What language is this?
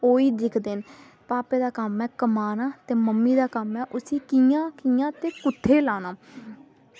Dogri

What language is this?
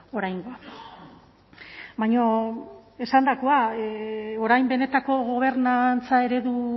Basque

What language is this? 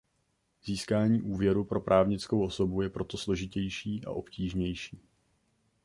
Czech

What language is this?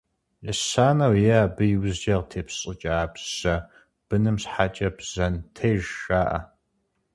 Kabardian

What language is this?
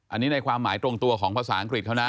Thai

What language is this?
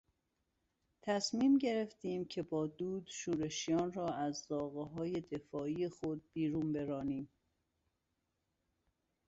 Persian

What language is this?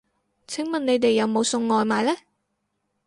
Cantonese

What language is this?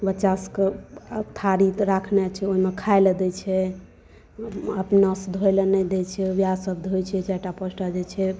Maithili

